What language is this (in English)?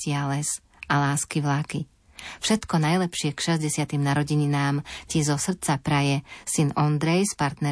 Slovak